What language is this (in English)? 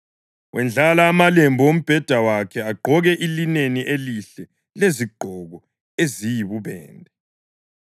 North Ndebele